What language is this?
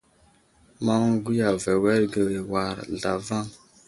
Wuzlam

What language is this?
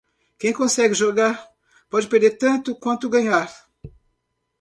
Portuguese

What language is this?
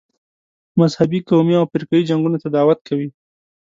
Pashto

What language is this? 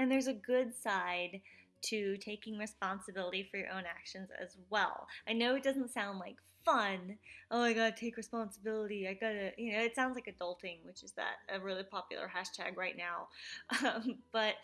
English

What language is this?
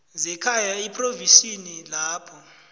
South Ndebele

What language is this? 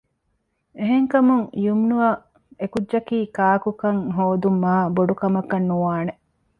Divehi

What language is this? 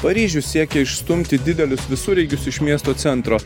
Lithuanian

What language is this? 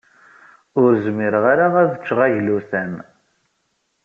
Kabyle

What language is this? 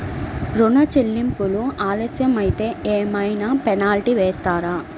Telugu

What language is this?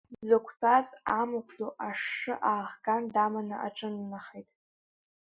Abkhazian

